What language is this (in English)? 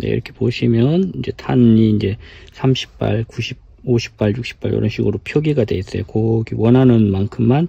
Korean